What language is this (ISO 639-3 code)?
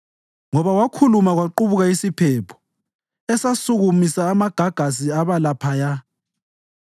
nde